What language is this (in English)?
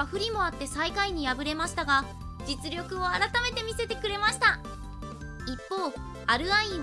Japanese